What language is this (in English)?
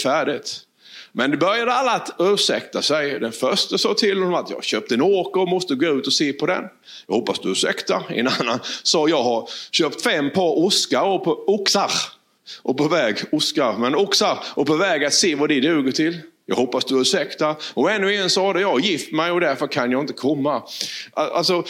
Swedish